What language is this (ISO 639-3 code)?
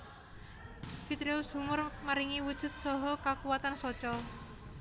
jav